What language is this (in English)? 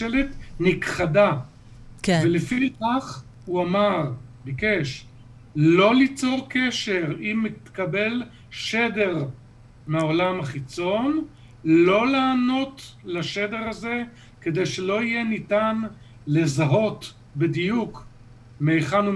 Hebrew